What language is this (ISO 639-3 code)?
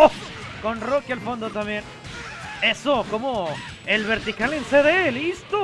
spa